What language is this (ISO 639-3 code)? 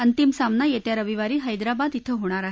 mar